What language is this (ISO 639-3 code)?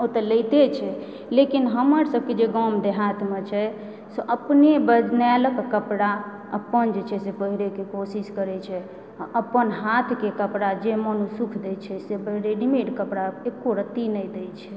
mai